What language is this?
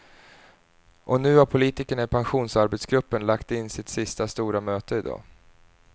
Swedish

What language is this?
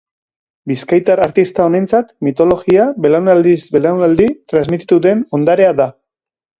Basque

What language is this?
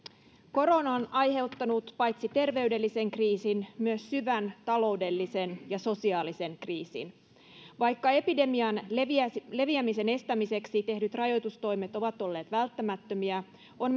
Finnish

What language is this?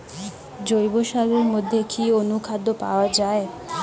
Bangla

